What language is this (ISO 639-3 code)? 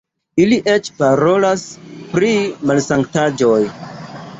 epo